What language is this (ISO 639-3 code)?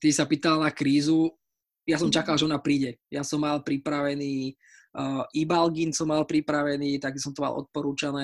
slk